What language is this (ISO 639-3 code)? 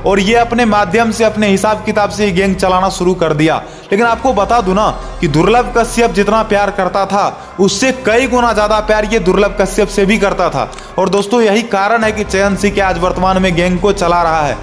hin